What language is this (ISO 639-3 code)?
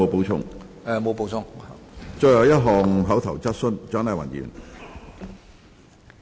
yue